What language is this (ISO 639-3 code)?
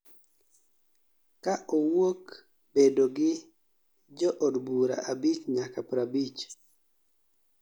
luo